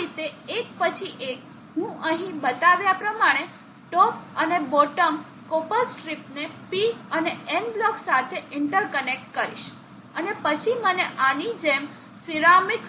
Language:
Gujarati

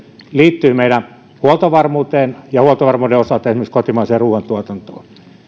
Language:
Finnish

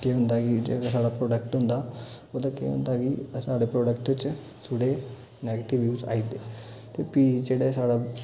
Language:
Dogri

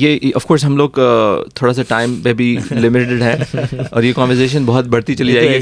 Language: Urdu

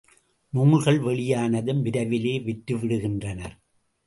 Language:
Tamil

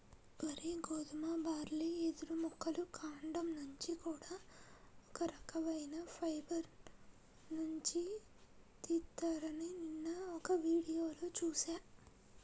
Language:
Telugu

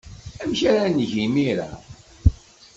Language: Kabyle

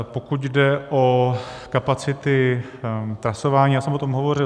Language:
Czech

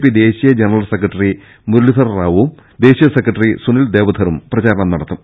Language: Malayalam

